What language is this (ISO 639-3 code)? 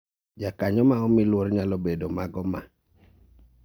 luo